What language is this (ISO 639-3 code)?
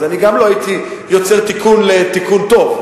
heb